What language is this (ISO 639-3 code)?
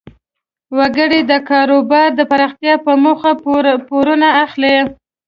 pus